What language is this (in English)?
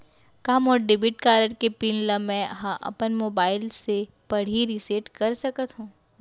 Chhattisgarhi